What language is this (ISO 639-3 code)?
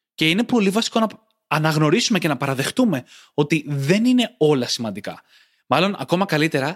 ell